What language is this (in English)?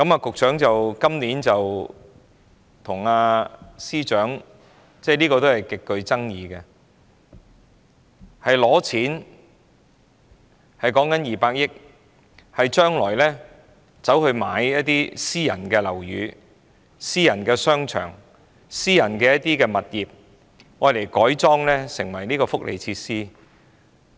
Cantonese